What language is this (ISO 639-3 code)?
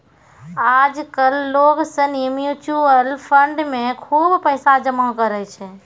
mai